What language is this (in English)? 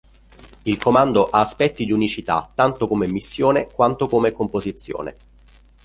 Italian